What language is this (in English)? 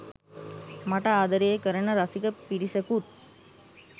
Sinhala